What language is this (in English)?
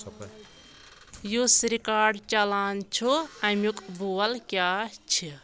Kashmiri